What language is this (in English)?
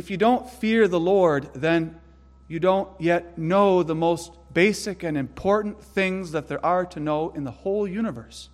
English